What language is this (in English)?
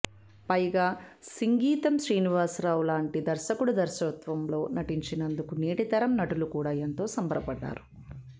Telugu